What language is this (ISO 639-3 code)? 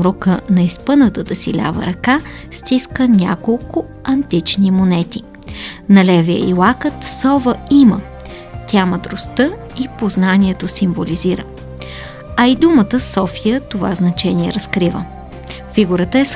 bul